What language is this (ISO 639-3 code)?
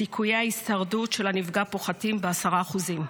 heb